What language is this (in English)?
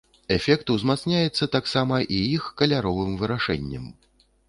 Belarusian